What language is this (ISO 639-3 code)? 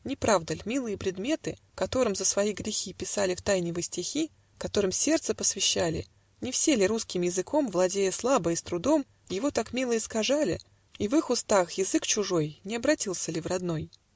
rus